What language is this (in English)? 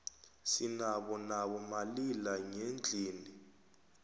South Ndebele